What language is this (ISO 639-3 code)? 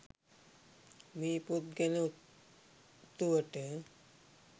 sin